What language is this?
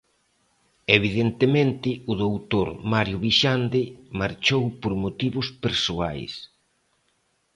Galician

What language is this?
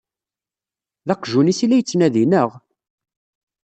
Kabyle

